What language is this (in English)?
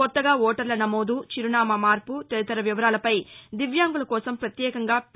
Telugu